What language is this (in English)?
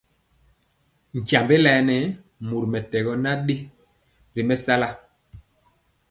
Mpiemo